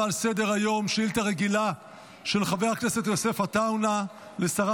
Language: Hebrew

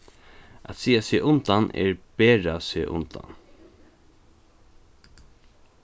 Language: Faroese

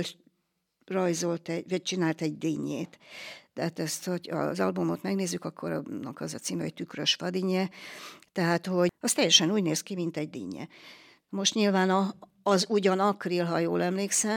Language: Hungarian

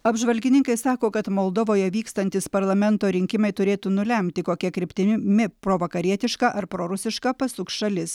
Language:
Lithuanian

